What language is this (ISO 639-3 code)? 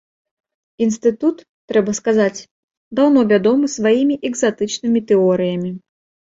bel